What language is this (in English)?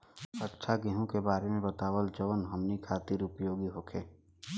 Bhojpuri